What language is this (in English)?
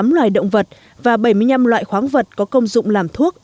Vietnamese